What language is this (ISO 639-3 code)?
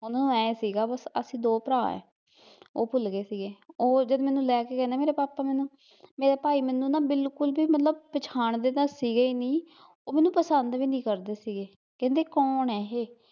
pan